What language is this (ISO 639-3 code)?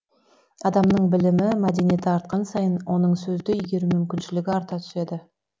kaz